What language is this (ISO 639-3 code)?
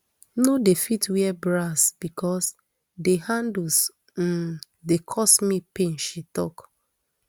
pcm